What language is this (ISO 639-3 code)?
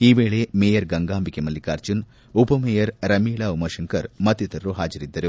kan